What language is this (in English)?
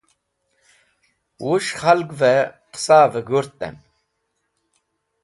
Wakhi